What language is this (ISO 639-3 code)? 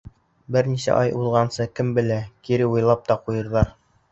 bak